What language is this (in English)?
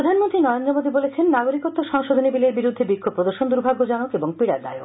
Bangla